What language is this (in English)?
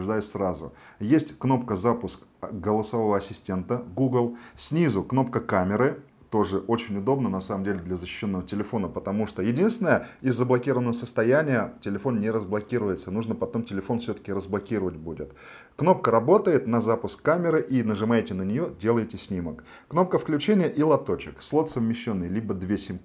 Russian